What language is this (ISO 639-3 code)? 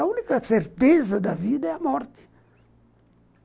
por